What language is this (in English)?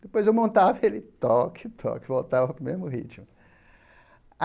Portuguese